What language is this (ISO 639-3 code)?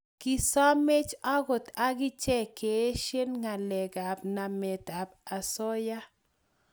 kln